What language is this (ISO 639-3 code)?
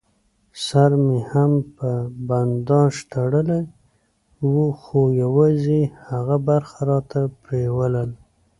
pus